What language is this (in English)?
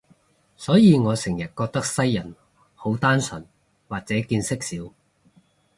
Cantonese